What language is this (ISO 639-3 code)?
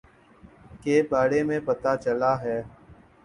urd